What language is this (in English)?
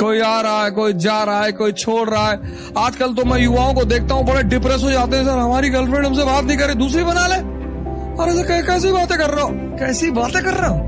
Hindi